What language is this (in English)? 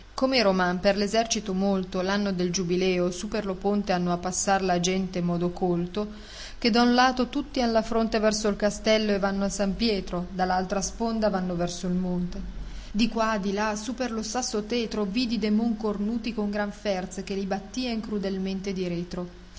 Italian